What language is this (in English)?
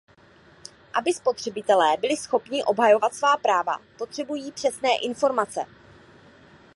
Czech